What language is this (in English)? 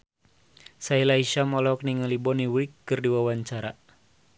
Sundanese